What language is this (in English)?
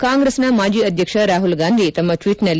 Kannada